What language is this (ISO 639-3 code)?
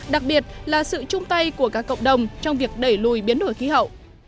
vie